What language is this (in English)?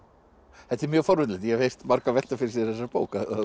Icelandic